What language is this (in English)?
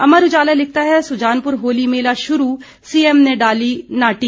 Hindi